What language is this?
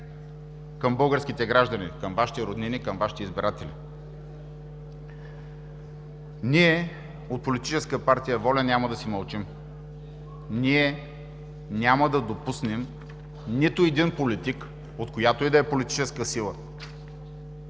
Bulgarian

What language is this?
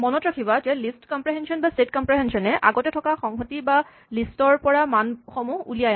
Assamese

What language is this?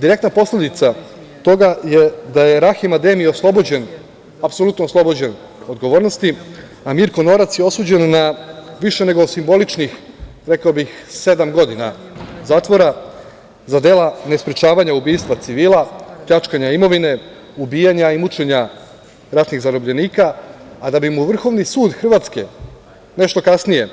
Serbian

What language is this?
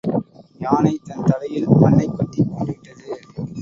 Tamil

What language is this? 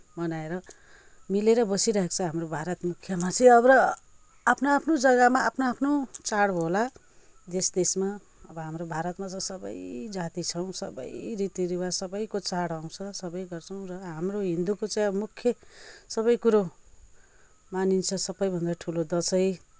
Nepali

